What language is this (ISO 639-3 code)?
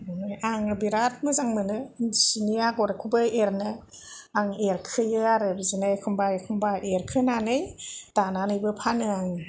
brx